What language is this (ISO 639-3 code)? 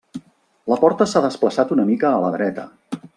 cat